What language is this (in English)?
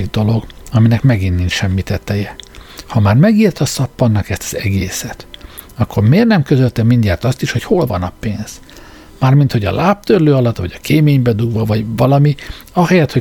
Hungarian